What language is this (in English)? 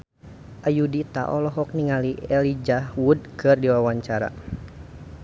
Sundanese